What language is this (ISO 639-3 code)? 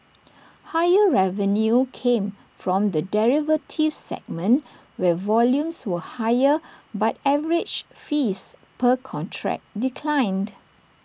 eng